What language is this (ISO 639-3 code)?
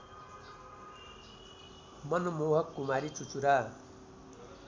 nep